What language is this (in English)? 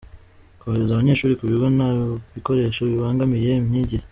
Kinyarwanda